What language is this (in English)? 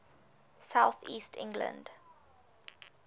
English